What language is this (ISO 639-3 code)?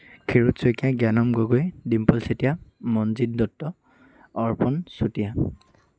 asm